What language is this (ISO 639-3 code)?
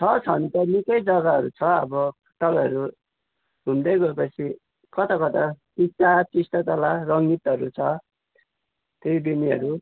nep